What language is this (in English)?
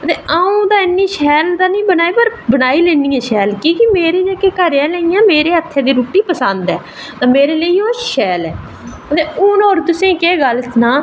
Dogri